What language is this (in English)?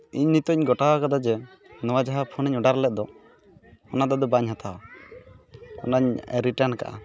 Santali